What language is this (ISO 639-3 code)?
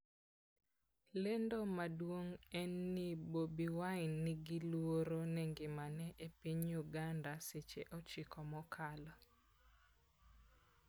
luo